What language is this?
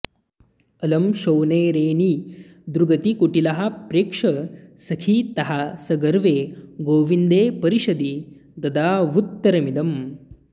Sanskrit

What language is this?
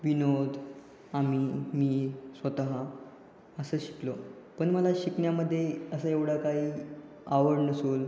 Marathi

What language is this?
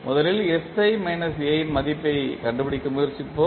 Tamil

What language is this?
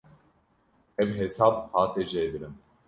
Kurdish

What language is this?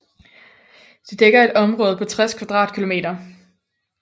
Danish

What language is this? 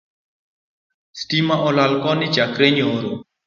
Luo (Kenya and Tanzania)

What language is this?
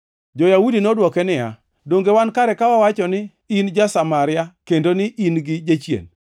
Luo (Kenya and Tanzania)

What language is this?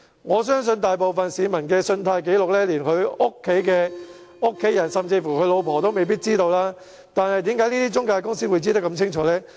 Cantonese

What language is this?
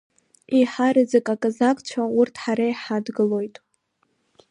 Abkhazian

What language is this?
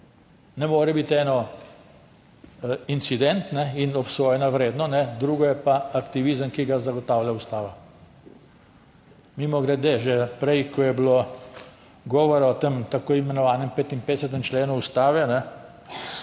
Slovenian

